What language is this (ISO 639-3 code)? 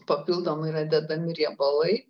lit